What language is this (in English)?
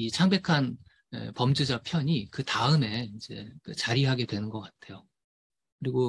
Korean